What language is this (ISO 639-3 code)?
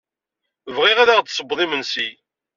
kab